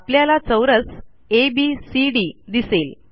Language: Marathi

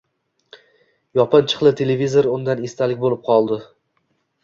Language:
Uzbek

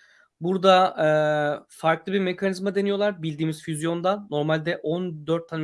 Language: Turkish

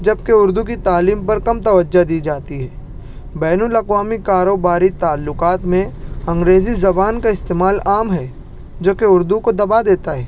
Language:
Urdu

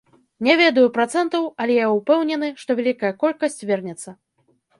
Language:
Belarusian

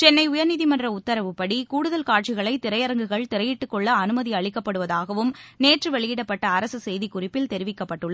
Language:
Tamil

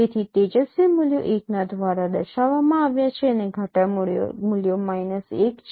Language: Gujarati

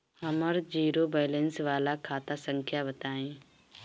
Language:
Bhojpuri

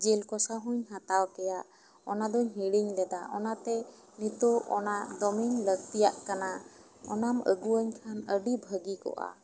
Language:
Santali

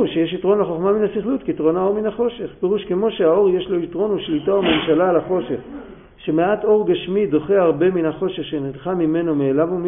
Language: Hebrew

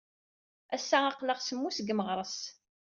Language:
Kabyle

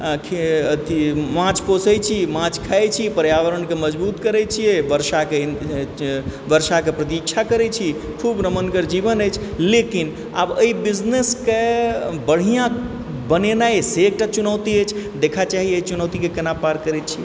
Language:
Maithili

